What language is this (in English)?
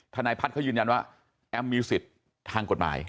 Thai